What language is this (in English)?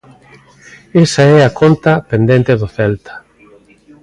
Galician